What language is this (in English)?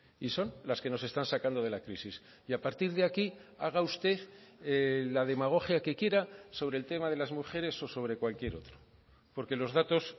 Spanish